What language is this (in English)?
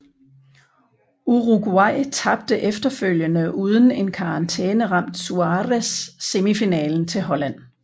Danish